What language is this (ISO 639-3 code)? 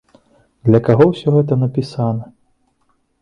bel